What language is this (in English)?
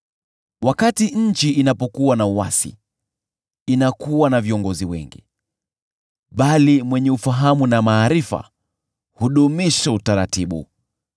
Swahili